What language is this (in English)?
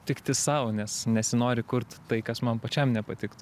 Lithuanian